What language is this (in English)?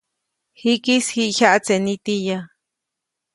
Copainalá Zoque